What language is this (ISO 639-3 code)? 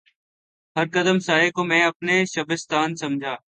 urd